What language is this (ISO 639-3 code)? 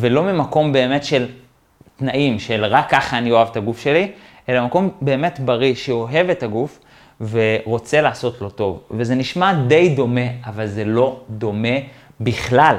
heb